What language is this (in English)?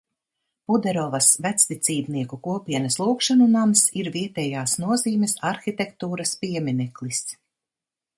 Latvian